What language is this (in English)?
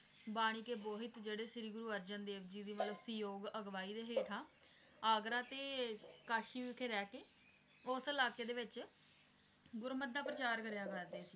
Punjabi